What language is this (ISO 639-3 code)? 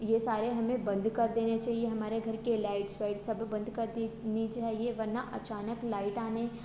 hin